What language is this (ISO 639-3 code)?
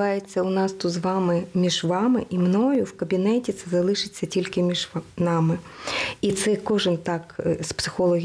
ukr